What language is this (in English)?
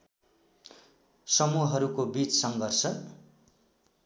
Nepali